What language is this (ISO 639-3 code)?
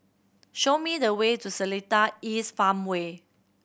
eng